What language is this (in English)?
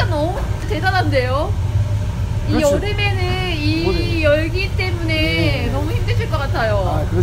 Korean